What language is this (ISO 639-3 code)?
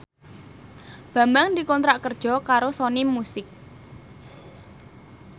jav